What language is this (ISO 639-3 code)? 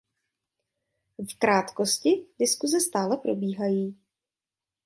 ces